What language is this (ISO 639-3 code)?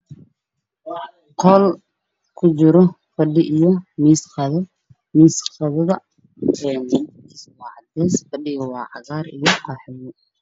som